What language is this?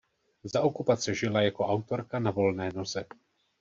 Czech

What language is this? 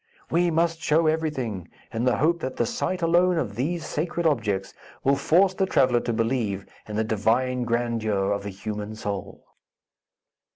English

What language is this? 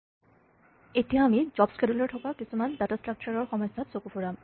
Assamese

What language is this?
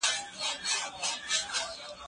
Pashto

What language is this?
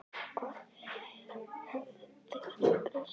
Icelandic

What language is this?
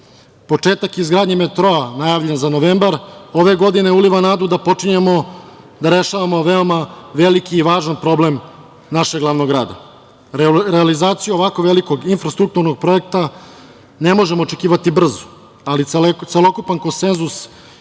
Serbian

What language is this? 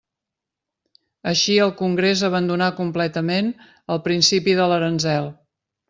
Catalan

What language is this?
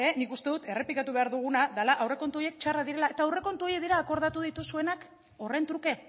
Basque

